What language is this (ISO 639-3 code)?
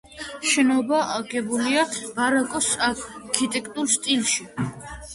kat